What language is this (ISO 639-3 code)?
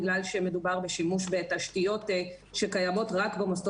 heb